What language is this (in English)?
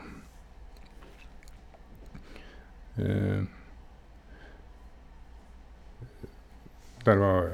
Norwegian